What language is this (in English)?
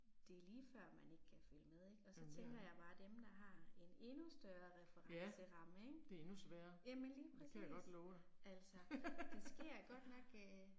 Danish